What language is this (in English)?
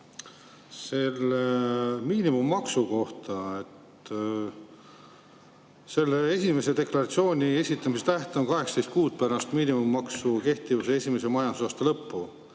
Estonian